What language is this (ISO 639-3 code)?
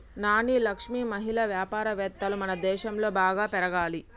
tel